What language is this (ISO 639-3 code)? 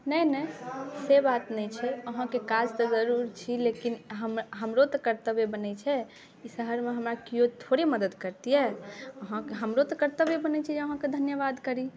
mai